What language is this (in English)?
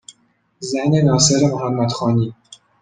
Persian